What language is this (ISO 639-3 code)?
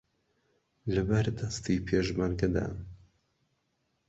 ckb